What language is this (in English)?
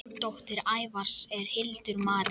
Icelandic